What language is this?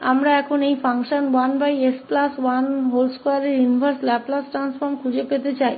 Hindi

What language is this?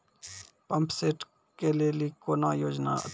Maithili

